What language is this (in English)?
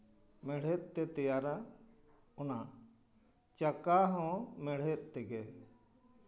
Santali